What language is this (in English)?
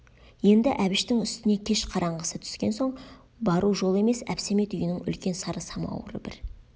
Kazakh